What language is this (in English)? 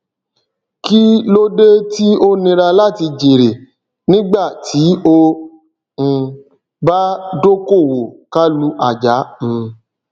Yoruba